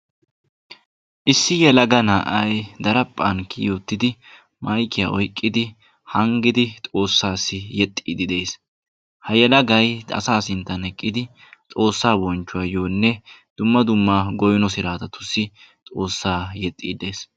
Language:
Wolaytta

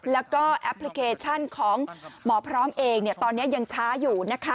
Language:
Thai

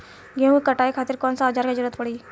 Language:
Bhojpuri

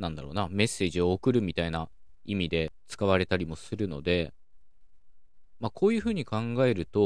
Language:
Japanese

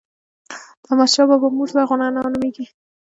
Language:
Pashto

